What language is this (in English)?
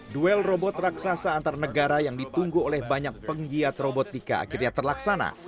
Indonesian